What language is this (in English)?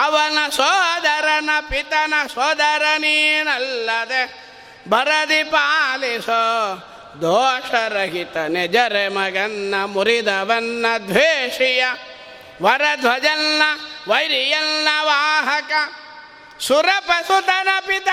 Kannada